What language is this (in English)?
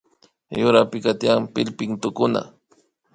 Imbabura Highland Quichua